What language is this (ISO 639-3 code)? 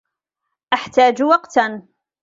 ara